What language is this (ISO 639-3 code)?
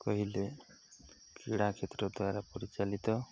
ori